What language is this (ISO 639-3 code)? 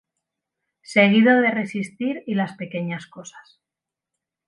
spa